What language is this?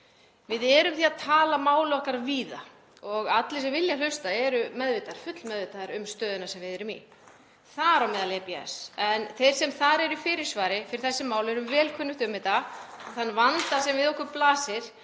Icelandic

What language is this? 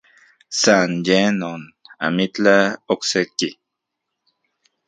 Central Puebla Nahuatl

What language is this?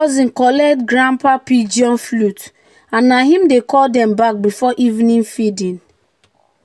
Nigerian Pidgin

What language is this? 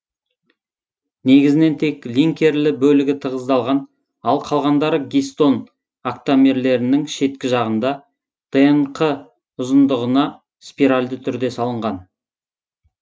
Kazakh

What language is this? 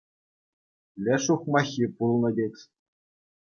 Chuvash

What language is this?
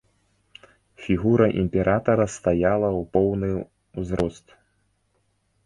Belarusian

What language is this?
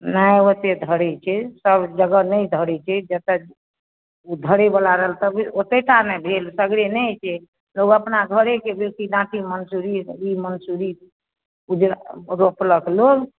Maithili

